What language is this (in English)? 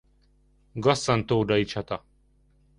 Hungarian